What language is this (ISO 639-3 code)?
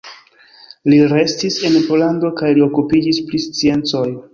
epo